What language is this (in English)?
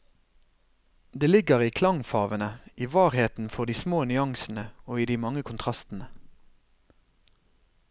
Norwegian